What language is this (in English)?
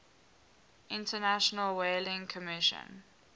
English